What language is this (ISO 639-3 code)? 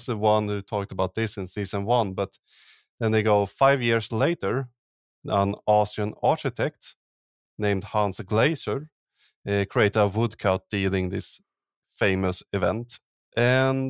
eng